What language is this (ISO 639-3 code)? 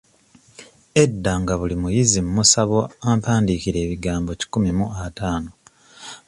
lug